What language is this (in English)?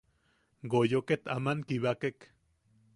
Yaqui